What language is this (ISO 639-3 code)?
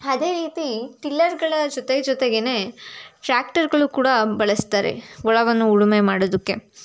kan